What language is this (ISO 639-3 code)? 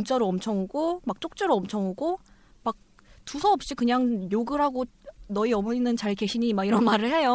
kor